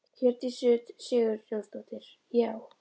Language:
Icelandic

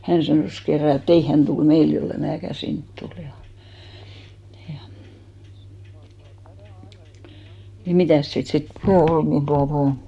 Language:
Finnish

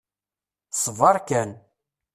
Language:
Kabyle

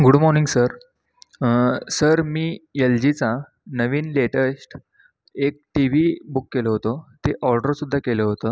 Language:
Marathi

